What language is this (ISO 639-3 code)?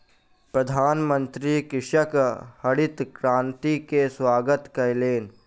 mai